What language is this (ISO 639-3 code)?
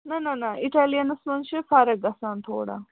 kas